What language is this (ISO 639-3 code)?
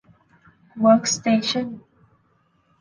tha